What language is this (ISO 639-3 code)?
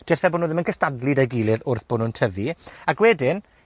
cym